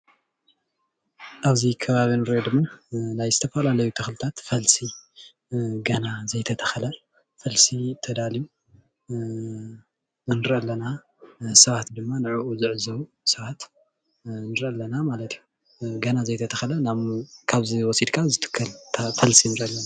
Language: Tigrinya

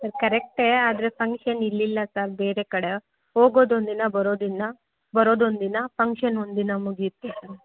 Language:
Kannada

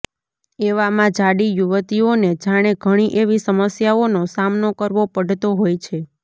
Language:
Gujarati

